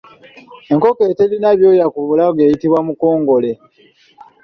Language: Ganda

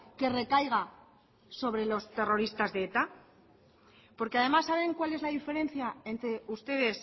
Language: Spanish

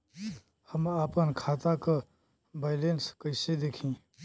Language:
Bhojpuri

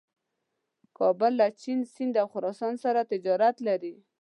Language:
Pashto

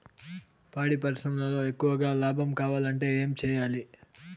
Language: Telugu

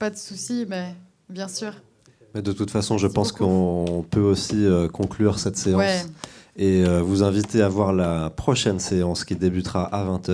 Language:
French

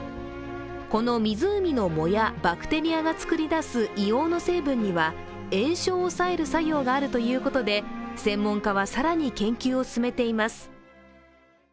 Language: Japanese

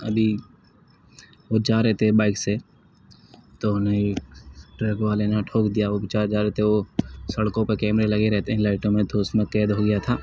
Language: Urdu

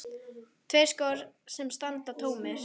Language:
Icelandic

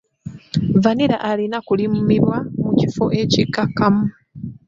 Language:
Ganda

